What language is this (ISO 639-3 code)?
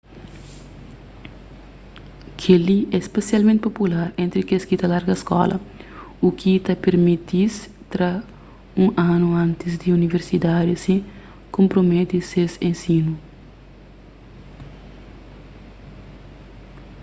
kea